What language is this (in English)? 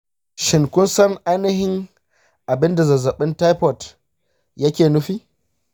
Hausa